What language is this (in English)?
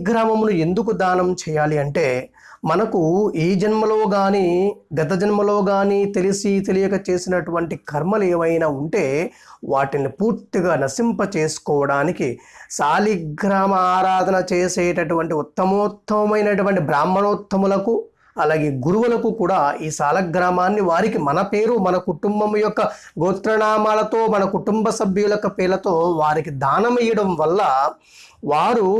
English